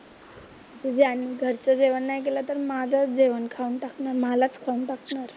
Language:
Marathi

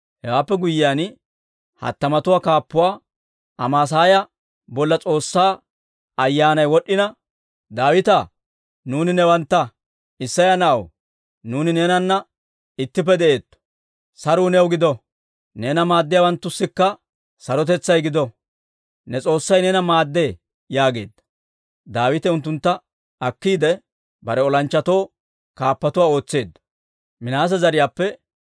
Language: Dawro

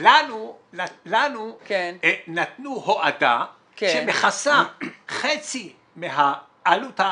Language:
Hebrew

